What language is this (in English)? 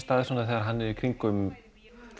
Icelandic